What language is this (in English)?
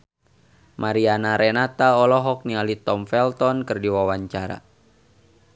Sundanese